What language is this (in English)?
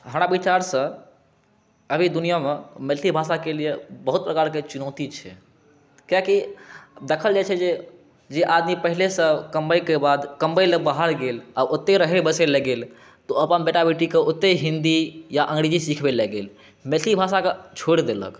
Maithili